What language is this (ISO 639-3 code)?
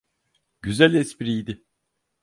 tur